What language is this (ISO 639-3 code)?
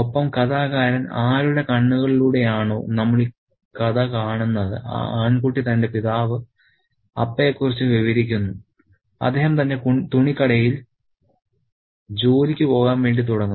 mal